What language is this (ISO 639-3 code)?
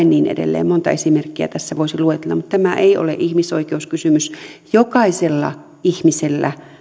fin